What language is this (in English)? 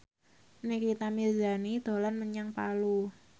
Javanese